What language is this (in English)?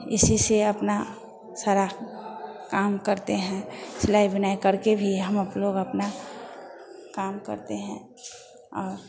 Hindi